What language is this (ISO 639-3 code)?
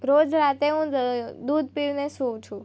guj